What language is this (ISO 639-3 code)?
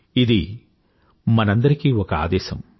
tel